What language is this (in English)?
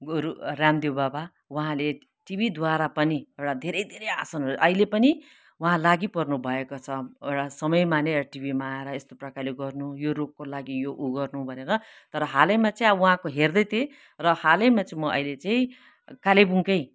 Nepali